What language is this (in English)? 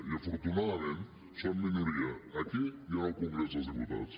Catalan